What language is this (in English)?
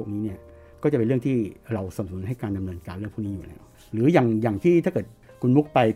Thai